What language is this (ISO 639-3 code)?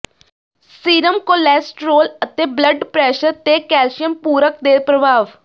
pan